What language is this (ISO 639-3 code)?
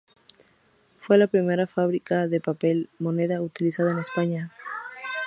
spa